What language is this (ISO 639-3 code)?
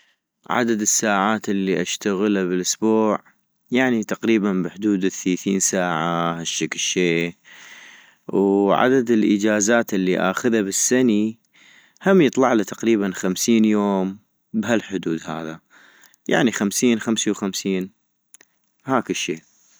ayp